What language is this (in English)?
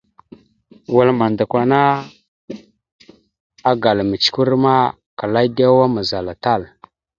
Mada (Cameroon)